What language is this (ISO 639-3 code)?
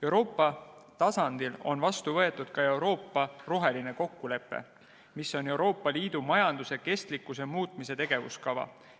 est